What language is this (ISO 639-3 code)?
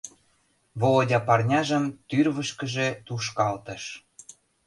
chm